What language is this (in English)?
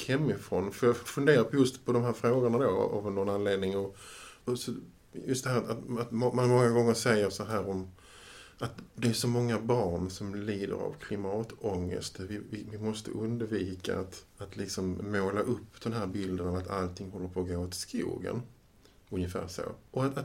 Swedish